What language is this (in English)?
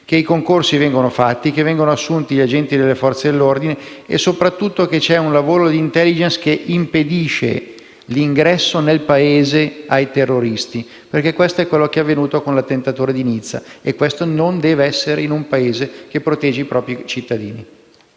Italian